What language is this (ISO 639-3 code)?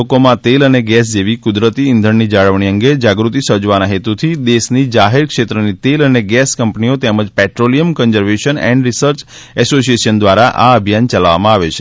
guj